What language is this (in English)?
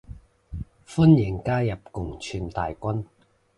Cantonese